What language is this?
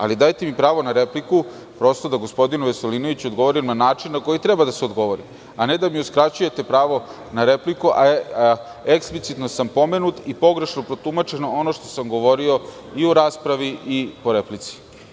Serbian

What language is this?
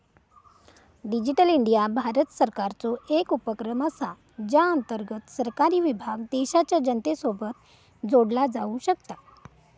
Marathi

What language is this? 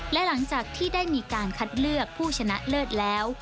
Thai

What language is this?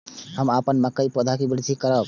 Maithili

